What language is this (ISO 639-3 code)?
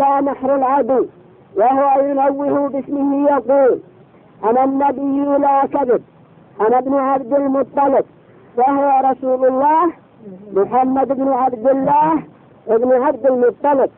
ara